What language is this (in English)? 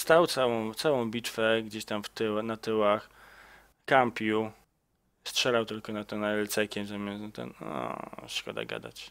Polish